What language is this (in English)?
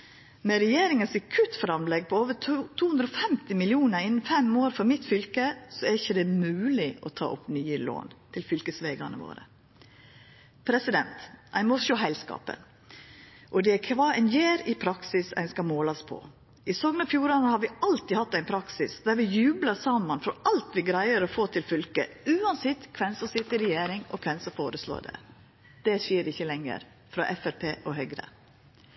Norwegian Nynorsk